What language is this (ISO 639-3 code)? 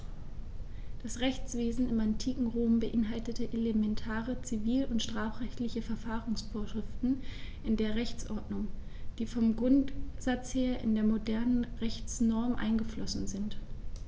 deu